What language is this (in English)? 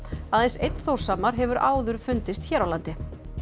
Icelandic